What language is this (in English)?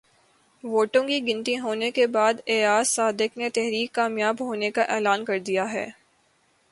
Urdu